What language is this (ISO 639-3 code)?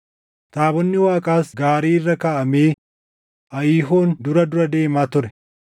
orm